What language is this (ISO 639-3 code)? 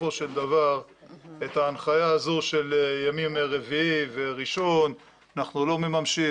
heb